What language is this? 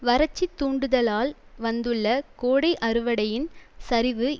Tamil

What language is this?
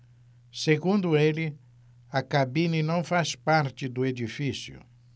Portuguese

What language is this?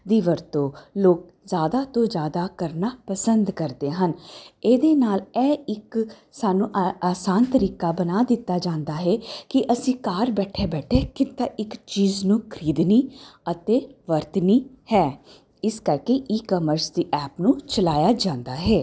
Punjabi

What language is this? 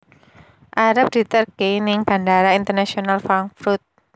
Javanese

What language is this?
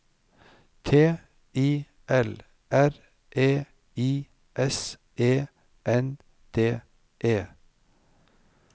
Norwegian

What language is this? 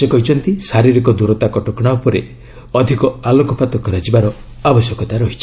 Odia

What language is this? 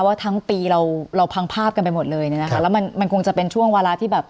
Thai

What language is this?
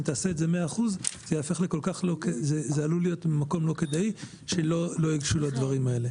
Hebrew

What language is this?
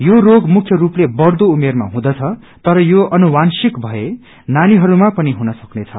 Nepali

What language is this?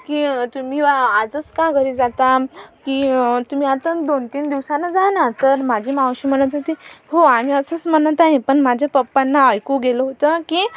Marathi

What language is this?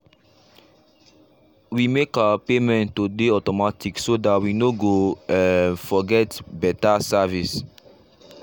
Nigerian Pidgin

